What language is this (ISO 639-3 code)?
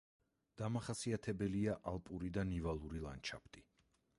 kat